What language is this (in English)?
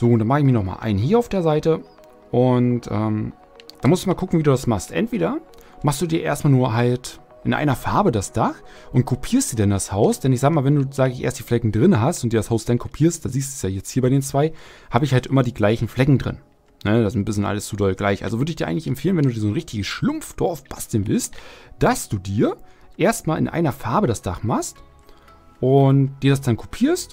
German